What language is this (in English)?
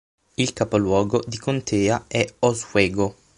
Italian